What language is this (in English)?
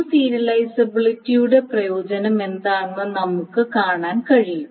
Malayalam